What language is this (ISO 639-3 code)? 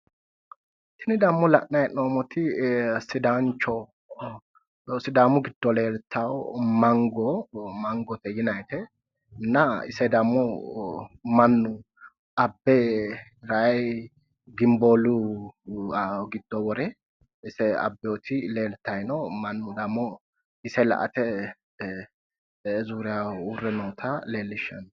sid